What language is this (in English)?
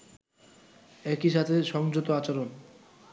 Bangla